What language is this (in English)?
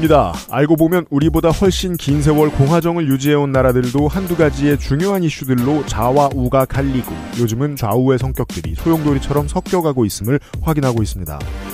Korean